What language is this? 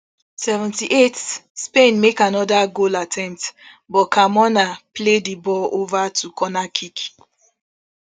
Nigerian Pidgin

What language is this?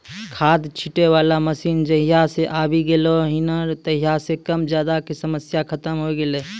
Maithili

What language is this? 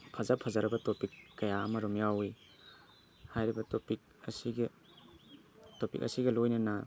Manipuri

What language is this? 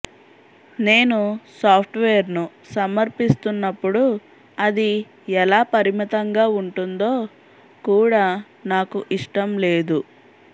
Telugu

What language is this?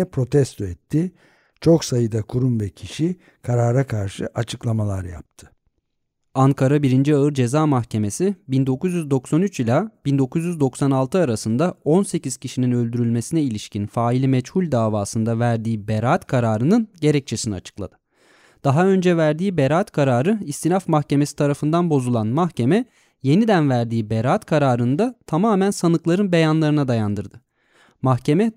Turkish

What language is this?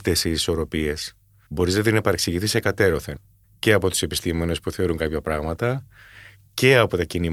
Greek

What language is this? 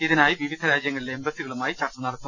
Malayalam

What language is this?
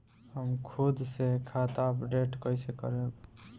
Bhojpuri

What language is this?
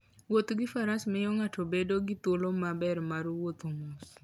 Luo (Kenya and Tanzania)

